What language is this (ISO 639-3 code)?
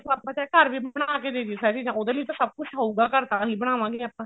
pan